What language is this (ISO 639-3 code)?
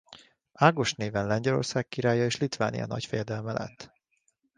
hun